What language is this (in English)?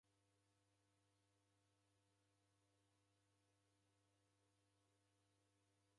Taita